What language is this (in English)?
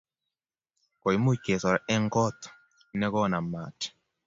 Kalenjin